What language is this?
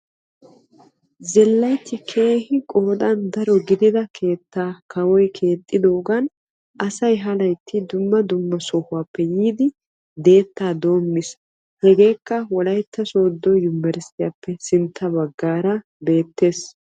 Wolaytta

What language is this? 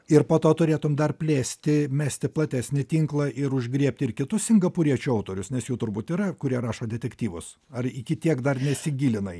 Lithuanian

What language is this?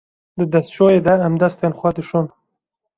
Kurdish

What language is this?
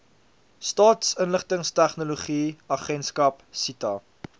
Afrikaans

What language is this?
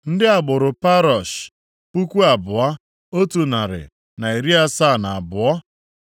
Igbo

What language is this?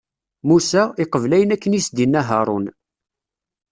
Kabyle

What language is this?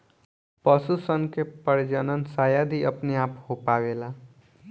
Bhojpuri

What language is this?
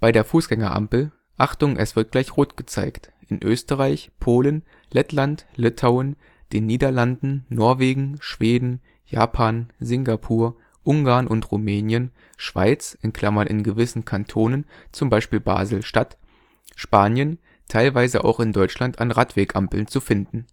German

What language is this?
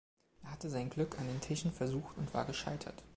German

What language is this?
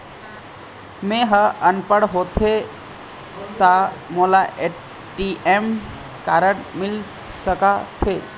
Chhattisgarhi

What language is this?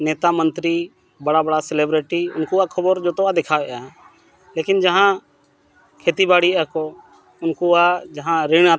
Santali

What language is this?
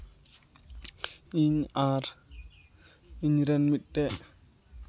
Santali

